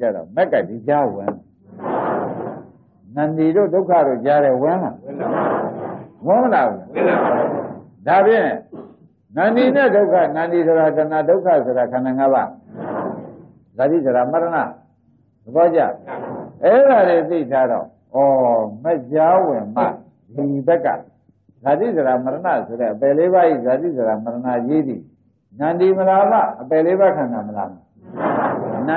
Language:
Arabic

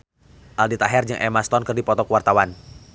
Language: Sundanese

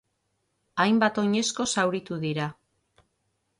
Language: Basque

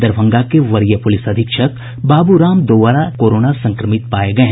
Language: Hindi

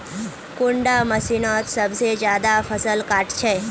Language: Magahi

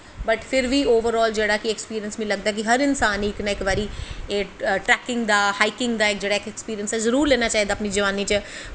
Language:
Dogri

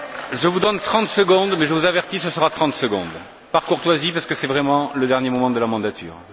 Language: French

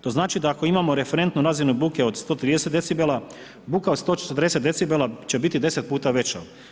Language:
Croatian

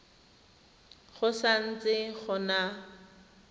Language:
Tswana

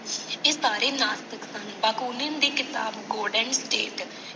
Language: Punjabi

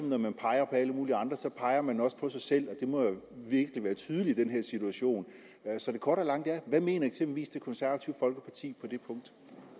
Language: Danish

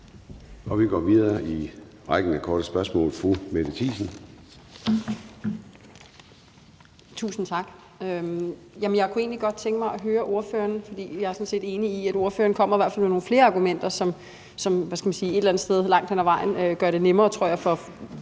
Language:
Danish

